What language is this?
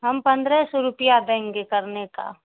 Urdu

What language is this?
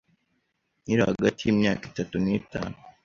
Kinyarwanda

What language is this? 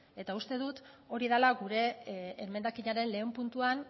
Basque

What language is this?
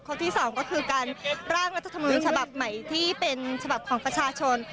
Thai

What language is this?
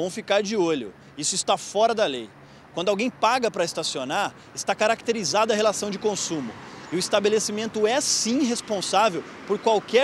Portuguese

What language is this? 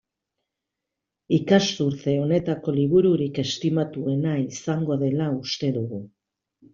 Basque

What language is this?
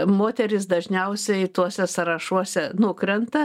Lithuanian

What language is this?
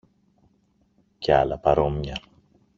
Greek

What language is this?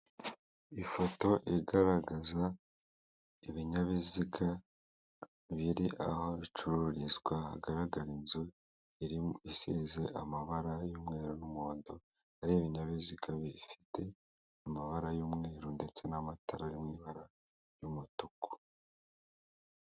Kinyarwanda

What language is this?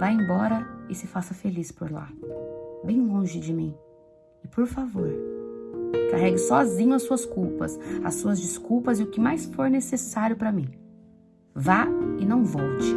Portuguese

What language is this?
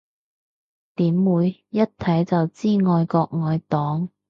Cantonese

